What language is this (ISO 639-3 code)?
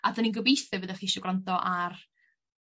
cym